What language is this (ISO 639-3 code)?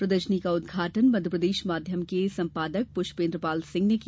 hin